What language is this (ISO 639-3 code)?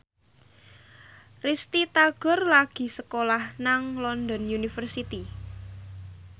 jav